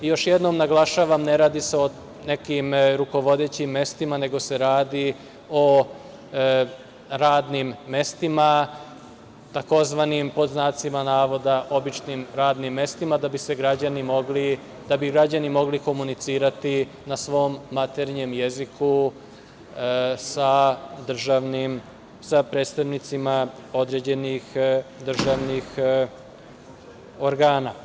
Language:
Serbian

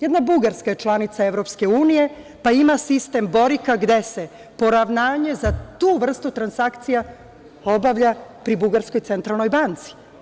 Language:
Serbian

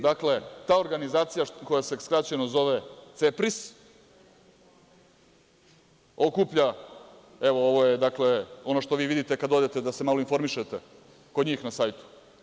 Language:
Serbian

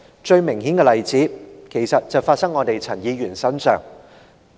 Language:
Cantonese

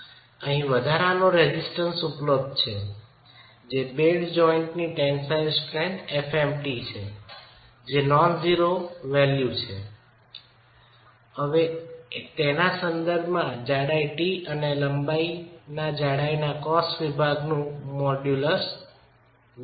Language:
Gujarati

